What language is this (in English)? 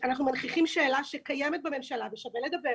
Hebrew